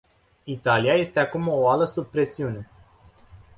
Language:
Romanian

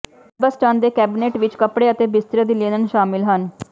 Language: Punjabi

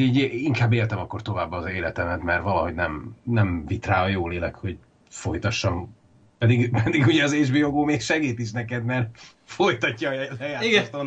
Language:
Hungarian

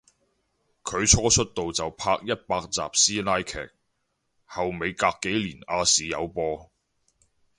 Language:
Cantonese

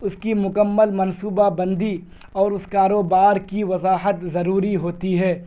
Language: Urdu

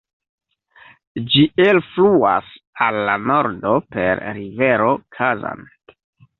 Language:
Esperanto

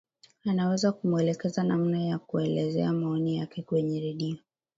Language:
Swahili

